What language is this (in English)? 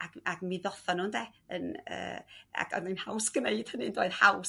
Welsh